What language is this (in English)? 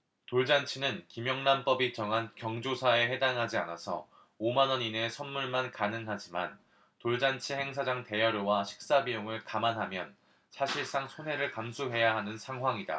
Korean